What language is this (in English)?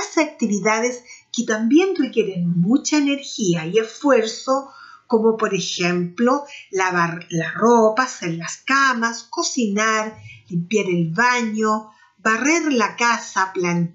Spanish